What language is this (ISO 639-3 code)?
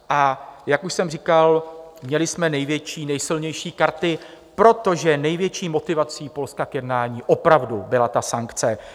ces